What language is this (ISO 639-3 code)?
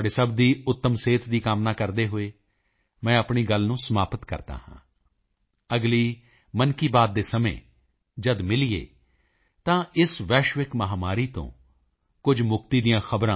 pan